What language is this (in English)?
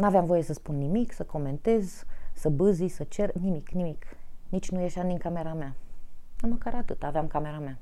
Romanian